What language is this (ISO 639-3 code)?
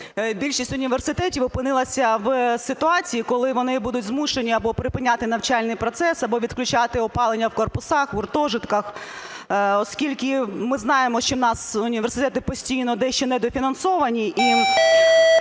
ukr